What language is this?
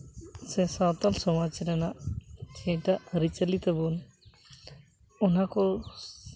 Santali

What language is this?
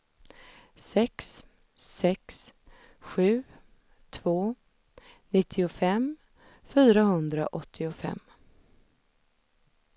Swedish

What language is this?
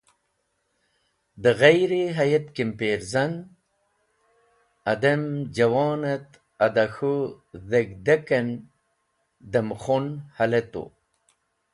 Wakhi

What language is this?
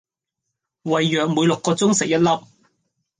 Cantonese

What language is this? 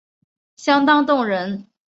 Chinese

